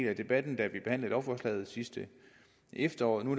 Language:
Danish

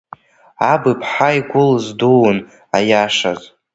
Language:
Abkhazian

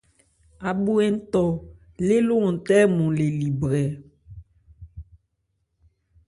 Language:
Ebrié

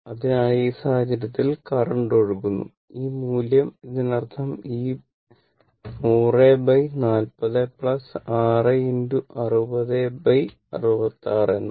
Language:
Malayalam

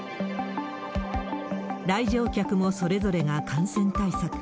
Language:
Japanese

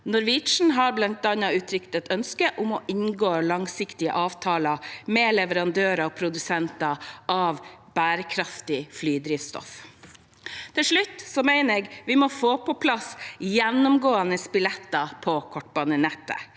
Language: Norwegian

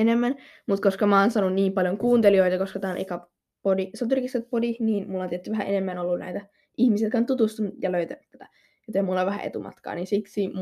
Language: Finnish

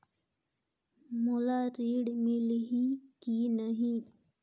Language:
Chhattisgarhi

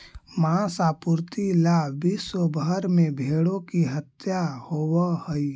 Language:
Magahi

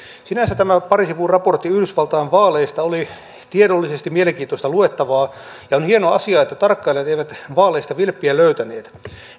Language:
Finnish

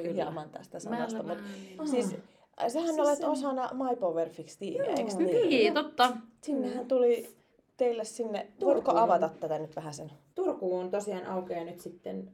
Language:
Finnish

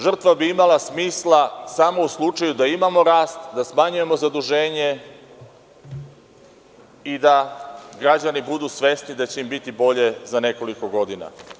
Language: Serbian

